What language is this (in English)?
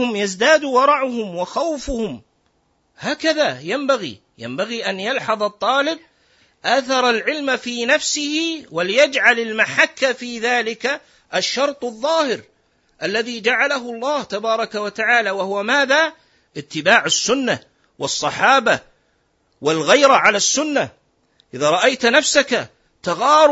Arabic